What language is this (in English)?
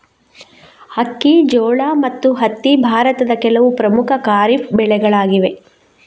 Kannada